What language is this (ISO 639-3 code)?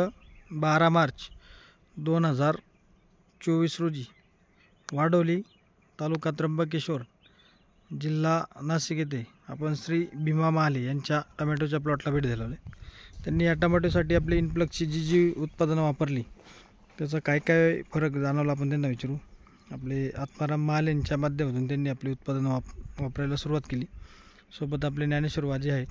mar